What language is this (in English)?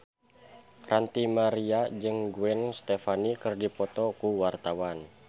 Sundanese